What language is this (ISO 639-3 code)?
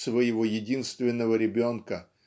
rus